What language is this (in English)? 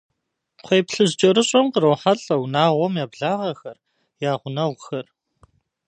Kabardian